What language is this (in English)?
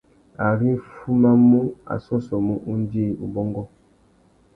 Tuki